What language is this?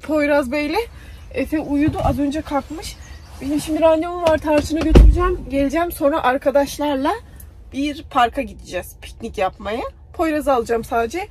Turkish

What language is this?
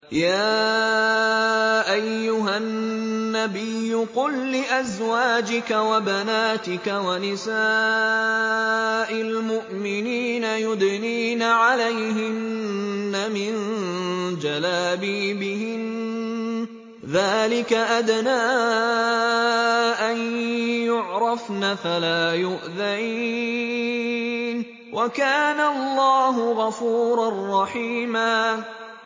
Arabic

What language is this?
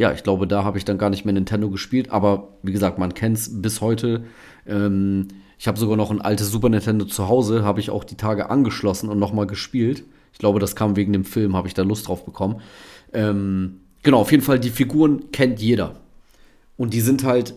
German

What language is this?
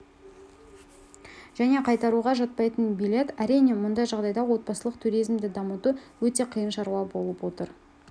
Kazakh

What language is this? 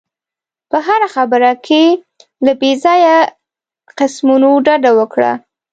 Pashto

